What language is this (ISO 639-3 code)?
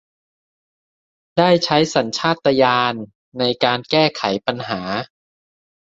tha